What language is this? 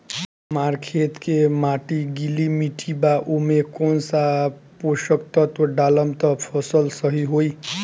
Bhojpuri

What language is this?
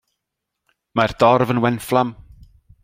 Welsh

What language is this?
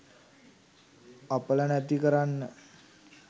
Sinhala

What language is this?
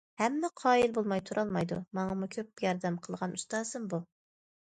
Uyghur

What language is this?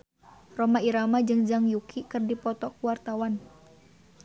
Sundanese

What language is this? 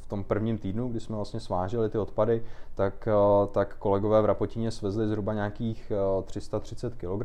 Czech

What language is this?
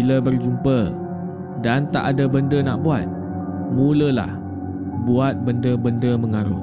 Malay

